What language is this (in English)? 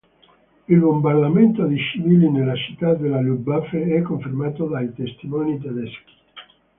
Italian